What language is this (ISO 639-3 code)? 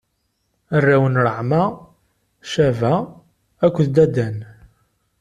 kab